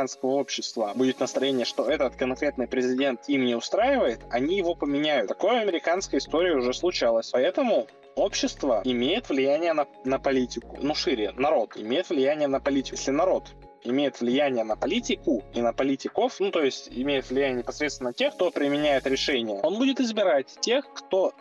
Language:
Russian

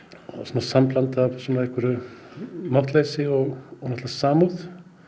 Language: Icelandic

